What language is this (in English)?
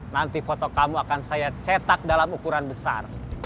Indonesian